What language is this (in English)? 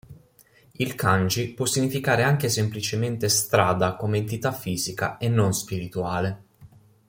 Italian